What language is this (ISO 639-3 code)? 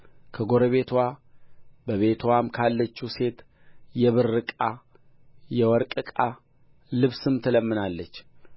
amh